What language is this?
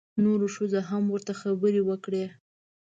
Pashto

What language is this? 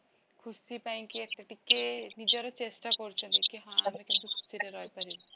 Odia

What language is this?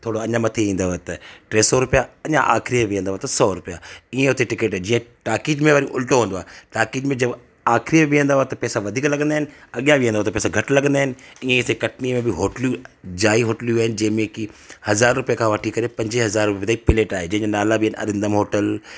Sindhi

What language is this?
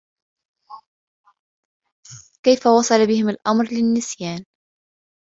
Arabic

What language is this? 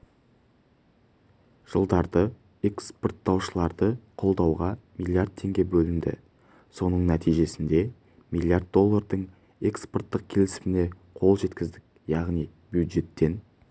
Kazakh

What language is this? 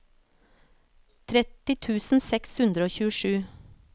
Norwegian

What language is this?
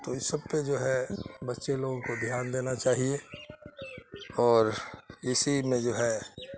Urdu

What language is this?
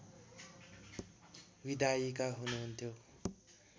Nepali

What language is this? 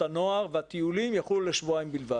Hebrew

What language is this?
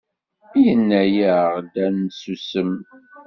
Kabyle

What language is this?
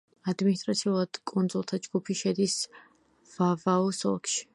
Georgian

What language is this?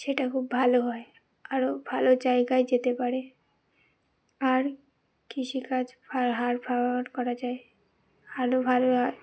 Bangla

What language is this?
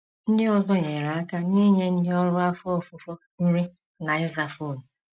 Igbo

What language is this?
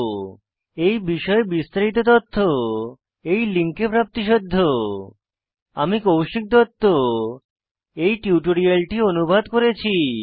Bangla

